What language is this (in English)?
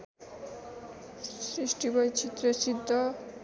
Nepali